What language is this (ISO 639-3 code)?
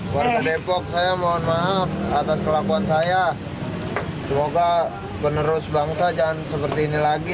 ind